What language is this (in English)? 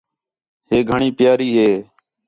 Khetrani